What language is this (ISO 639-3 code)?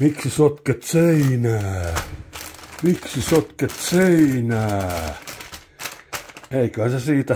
fin